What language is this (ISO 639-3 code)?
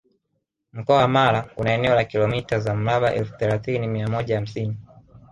swa